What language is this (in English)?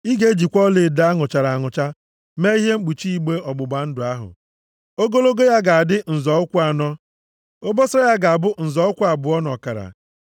Igbo